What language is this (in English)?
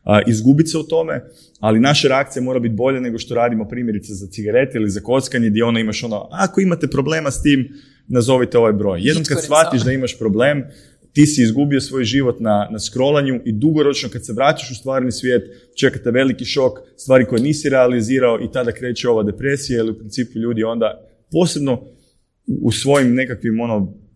Croatian